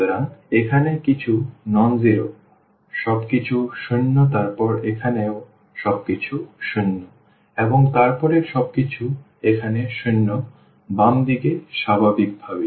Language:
Bangla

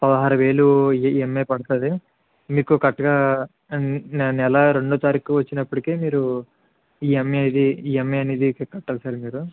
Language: Telugu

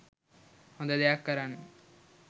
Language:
Sinhala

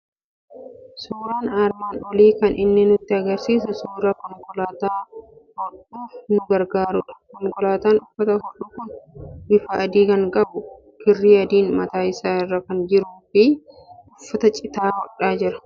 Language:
Oromo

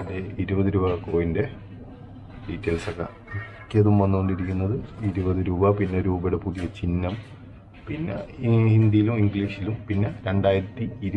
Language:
Turkish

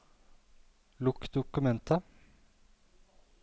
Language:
Norwegian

